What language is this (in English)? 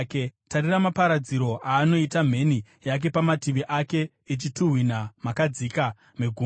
Shona